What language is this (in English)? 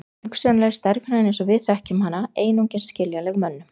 Icelandic